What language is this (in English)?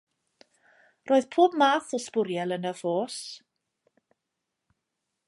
Welsh